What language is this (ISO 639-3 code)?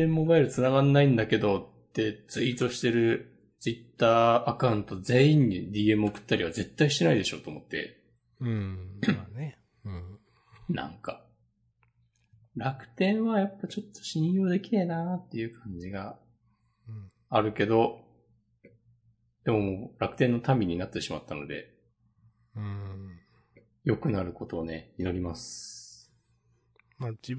jpn